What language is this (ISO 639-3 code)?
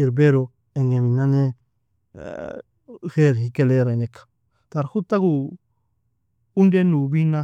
fia